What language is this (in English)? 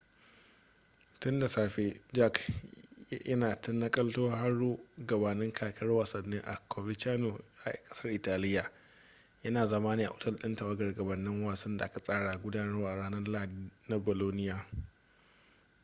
Hausa